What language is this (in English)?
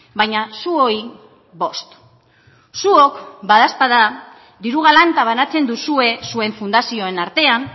Basque